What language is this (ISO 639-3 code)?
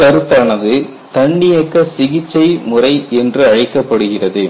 tam